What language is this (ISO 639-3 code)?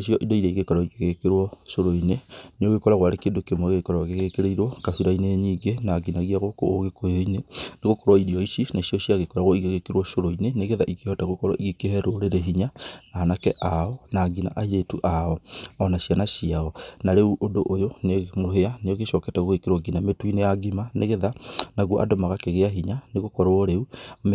kik